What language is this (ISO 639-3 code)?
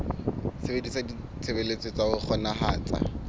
sot